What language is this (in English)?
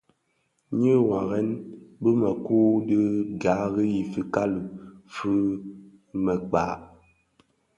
Bafia